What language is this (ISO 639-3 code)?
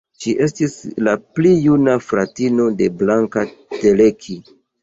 epo